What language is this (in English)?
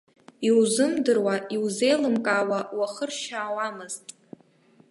Abkhazian